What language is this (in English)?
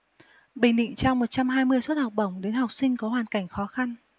Vietnamese